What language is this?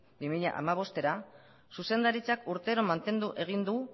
Basque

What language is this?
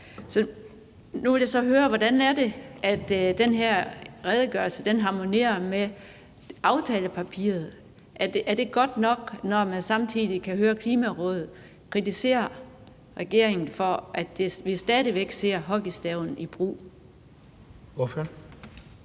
Danish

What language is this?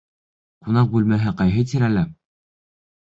Bashkir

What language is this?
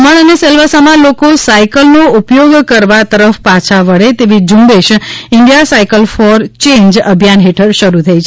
Gujarati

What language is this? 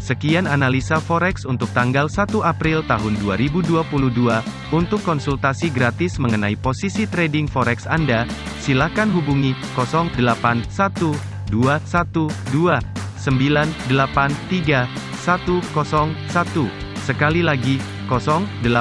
Indonesian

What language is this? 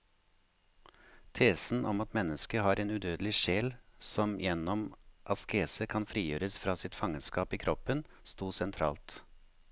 Norwegian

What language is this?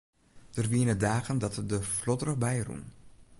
Western Frisian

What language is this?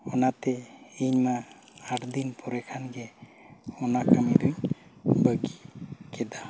Santali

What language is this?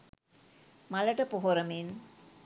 Sinhala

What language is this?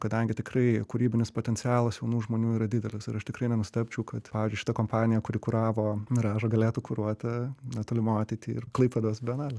Lithuanian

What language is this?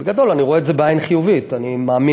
Hebrew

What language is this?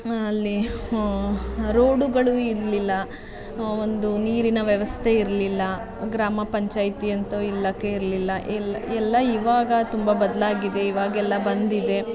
Kannada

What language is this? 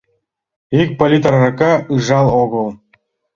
Mari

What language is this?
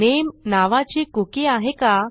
Marathi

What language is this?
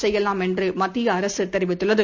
Tamil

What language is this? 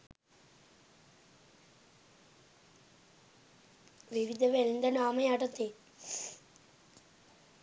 Sinhala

